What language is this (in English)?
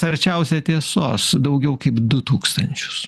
Lithuanian